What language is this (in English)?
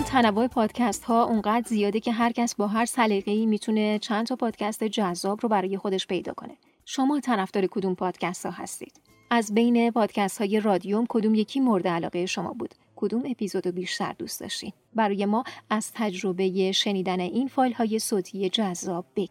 Persian